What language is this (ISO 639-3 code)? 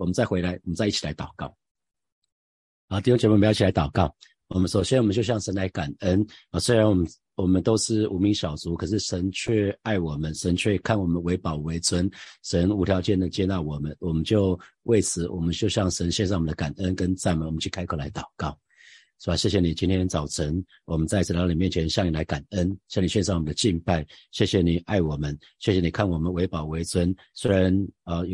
zho